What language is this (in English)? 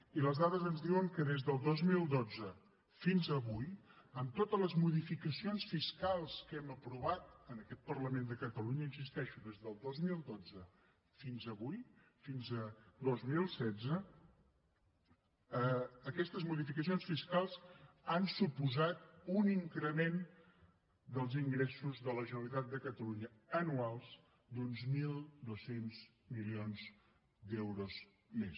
Catalan